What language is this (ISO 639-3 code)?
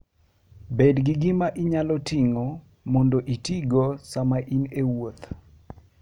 luo